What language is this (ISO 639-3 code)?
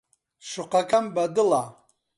ckb